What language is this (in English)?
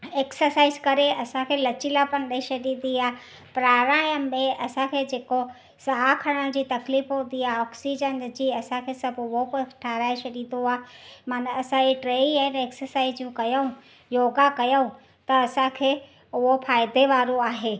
Sindhi